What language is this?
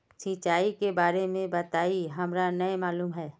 Magahi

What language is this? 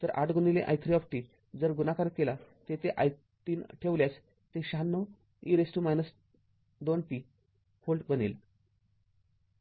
Marathi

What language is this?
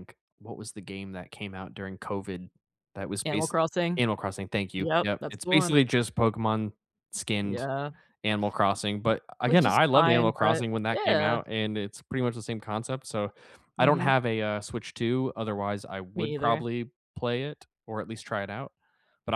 English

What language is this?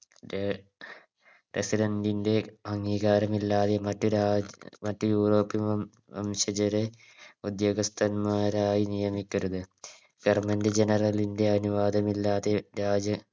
Malayalam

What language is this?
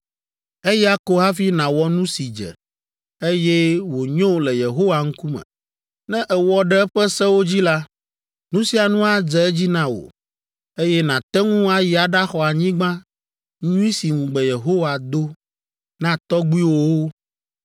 Ewe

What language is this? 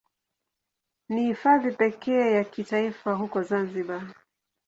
Swahili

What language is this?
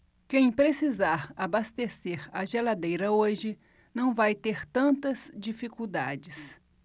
Portuguese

